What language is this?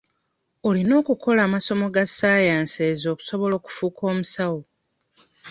Ganda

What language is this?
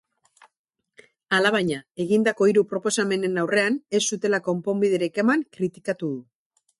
Basque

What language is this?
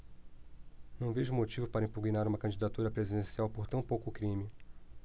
Portuguese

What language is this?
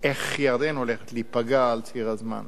Hebrew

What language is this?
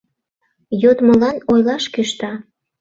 Mari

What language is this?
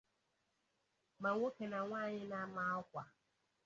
Igbo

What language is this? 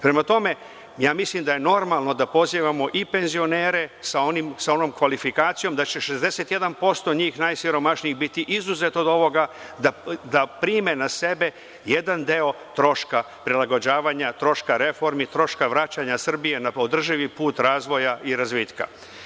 Serbian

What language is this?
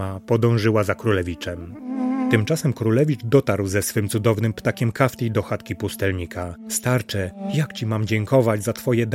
Polish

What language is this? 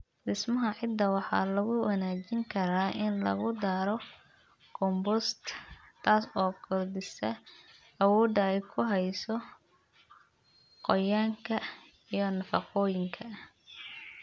Somali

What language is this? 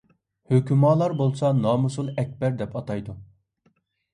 Uyghur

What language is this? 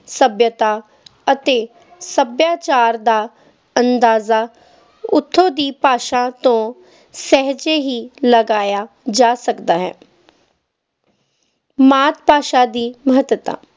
Punjabi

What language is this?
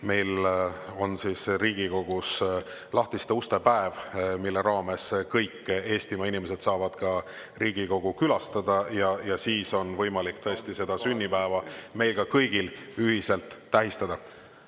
Estonian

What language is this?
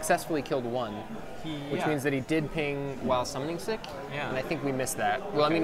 English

